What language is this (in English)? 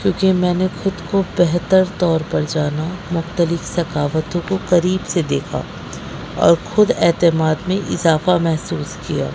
Urdu